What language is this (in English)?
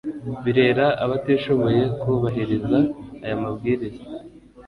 Kinyarwanda